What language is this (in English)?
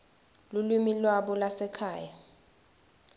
Swati